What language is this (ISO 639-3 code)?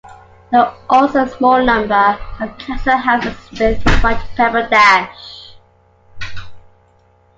eng